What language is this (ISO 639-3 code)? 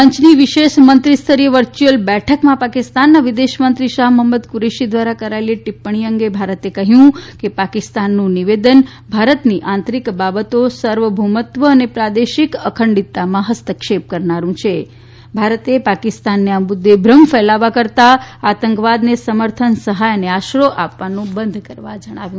guj